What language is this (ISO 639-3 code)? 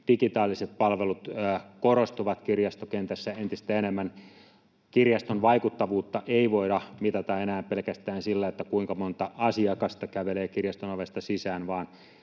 fin